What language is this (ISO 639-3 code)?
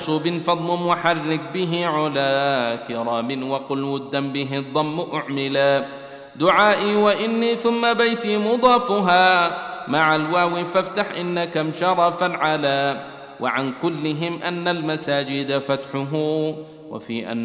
ara